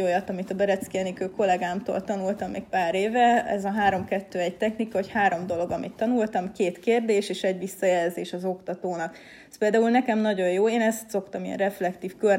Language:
Hungarian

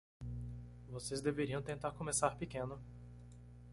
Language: Portuguese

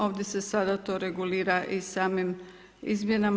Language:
Croatian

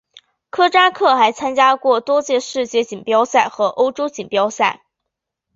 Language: Chinese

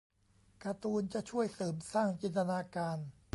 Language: Thai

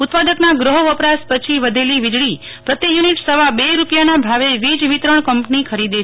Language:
Gujarati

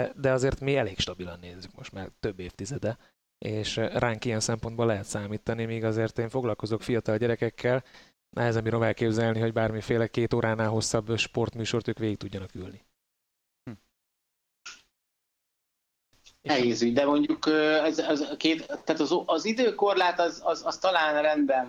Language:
Hungarian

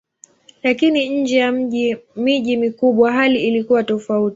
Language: Swahili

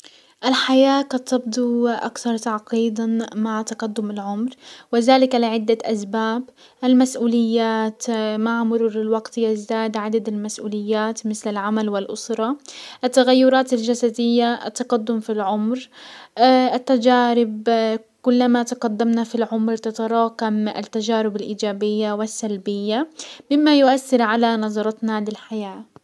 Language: Hijazi Arabic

